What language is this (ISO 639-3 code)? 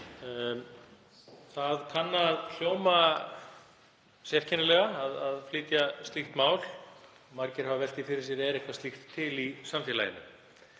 isl